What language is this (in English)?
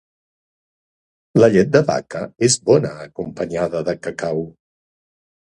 Catalan